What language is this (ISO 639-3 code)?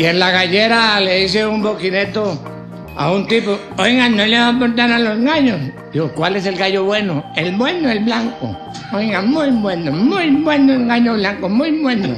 spa